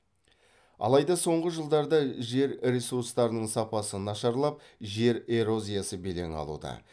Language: Kazakh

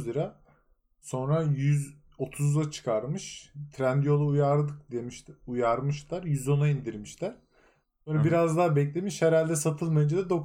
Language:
Turkish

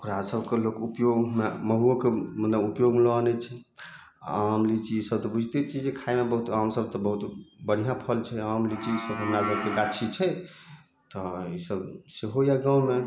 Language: Maithili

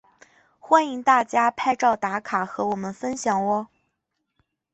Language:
Chinese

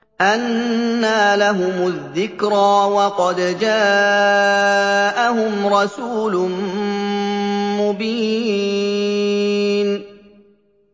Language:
Arabic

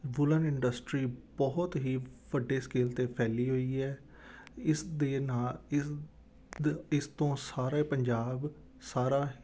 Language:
Punjabi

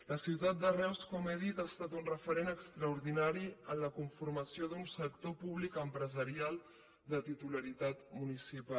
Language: Catalan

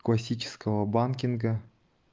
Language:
Russian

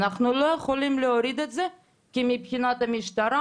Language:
Hebrew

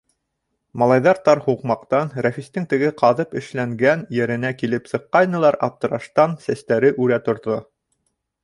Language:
Bashkir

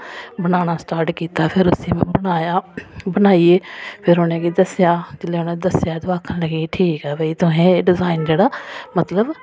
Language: Dogri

